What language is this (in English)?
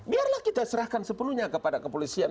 Indonesian